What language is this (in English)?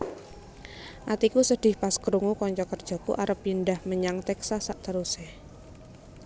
Javanese